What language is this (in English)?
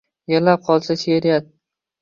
Uzbek